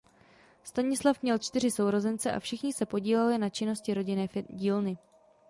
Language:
Czech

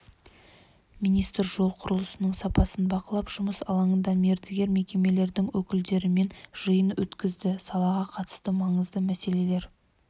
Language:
Kazakh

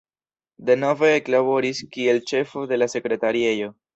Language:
Esperanto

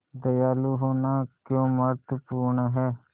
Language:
Hindi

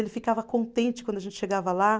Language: Portuguese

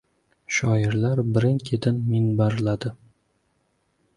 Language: Uzbek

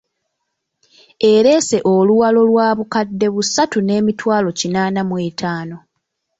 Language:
Ganda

